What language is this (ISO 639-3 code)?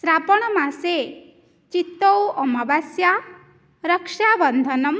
san